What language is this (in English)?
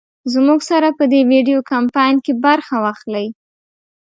Pashto